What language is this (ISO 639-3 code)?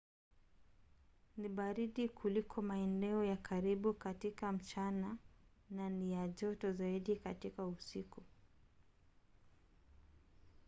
swa